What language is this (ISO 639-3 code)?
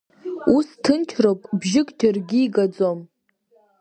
abk